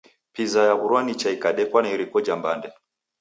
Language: Taita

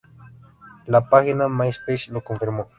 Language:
Spanish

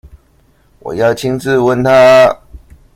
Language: Chinese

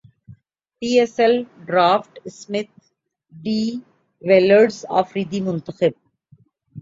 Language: Urdu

